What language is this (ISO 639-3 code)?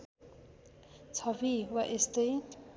nep